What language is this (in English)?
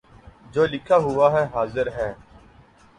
Urdu